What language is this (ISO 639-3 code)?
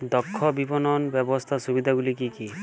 ben